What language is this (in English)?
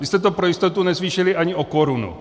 Czech